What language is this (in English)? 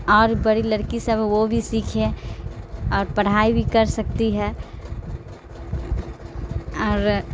Urdu